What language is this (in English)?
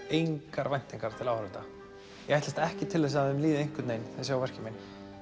Icelandic